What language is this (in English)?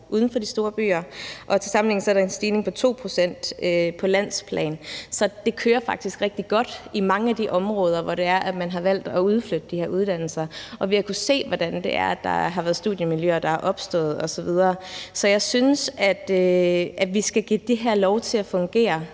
Danish